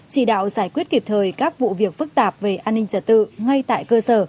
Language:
Vietnamese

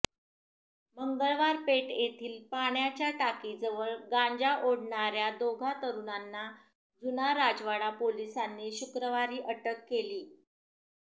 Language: Marathi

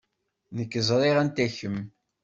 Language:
Kabyle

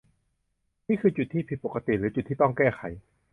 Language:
Thai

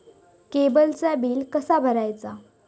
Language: Marathi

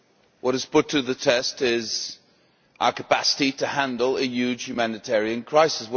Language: English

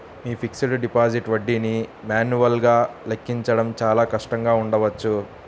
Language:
Telugu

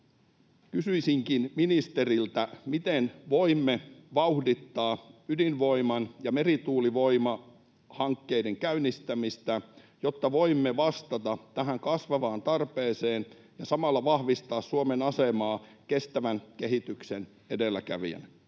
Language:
Finnish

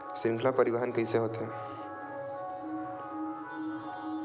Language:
Chhattisgarhi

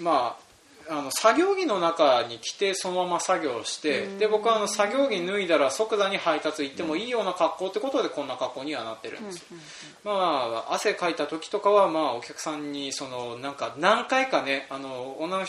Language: Japanese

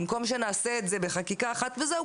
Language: Hebrew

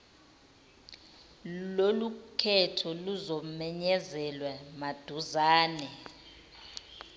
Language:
Zulu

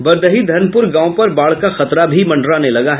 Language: Hindi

